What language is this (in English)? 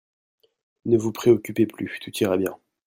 French